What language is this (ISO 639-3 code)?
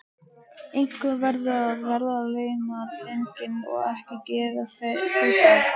isl